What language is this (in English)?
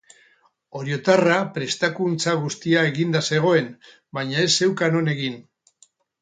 Basque